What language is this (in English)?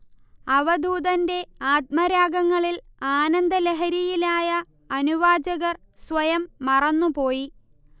Malayalam